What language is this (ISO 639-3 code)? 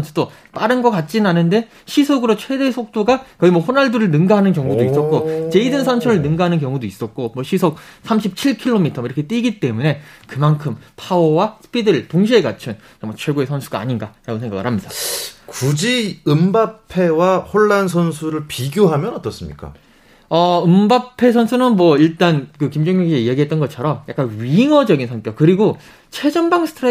kor